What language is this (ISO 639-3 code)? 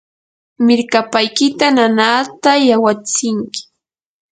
qur